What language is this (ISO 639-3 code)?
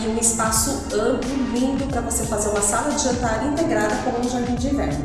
por